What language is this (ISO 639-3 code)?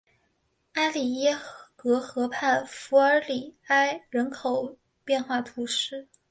zho